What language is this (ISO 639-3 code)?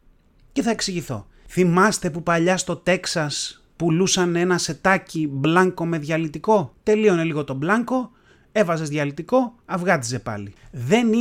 ell